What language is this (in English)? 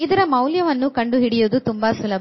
Kannada